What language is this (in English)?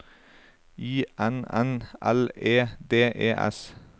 Norwegian